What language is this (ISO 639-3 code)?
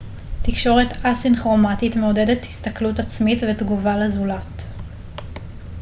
heb